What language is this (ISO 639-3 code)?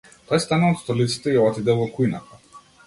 mkd